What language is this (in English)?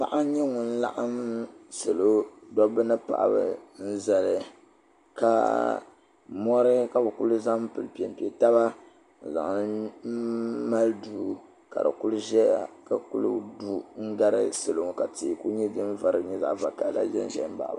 Dagbani